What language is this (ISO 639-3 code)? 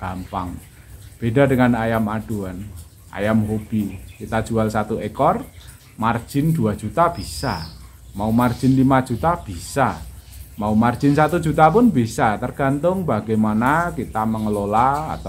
ind